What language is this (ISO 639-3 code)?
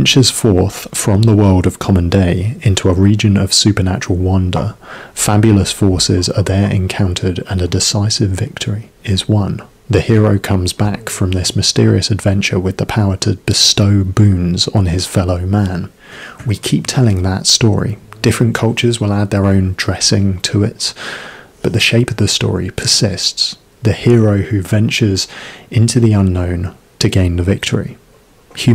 eng